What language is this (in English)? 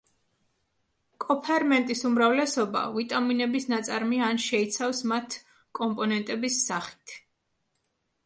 Georgian